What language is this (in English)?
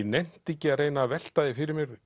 Icelandic